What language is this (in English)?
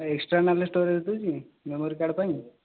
Odia